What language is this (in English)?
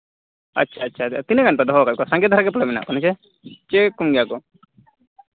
Santali